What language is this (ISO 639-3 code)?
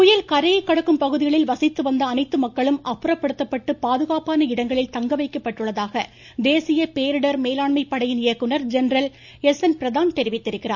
tam